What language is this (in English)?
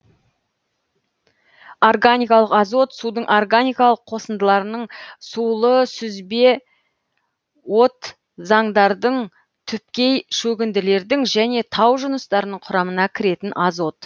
Kazakh